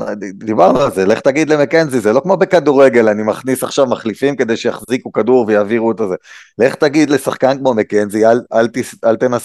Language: Hebrew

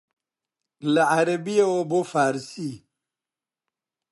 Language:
Central Kurdish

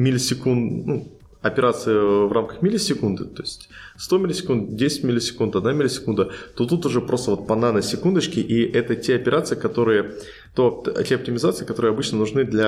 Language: Russian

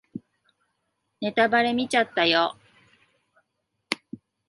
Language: Japanese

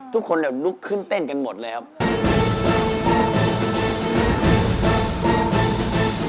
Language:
Thai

